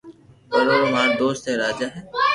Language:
Loarki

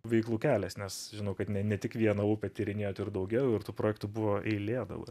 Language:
Lithuanian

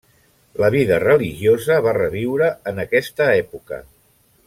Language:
Catalan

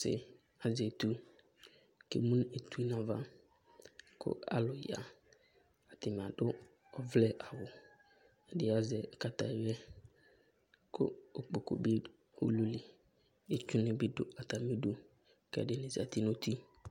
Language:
Ikposo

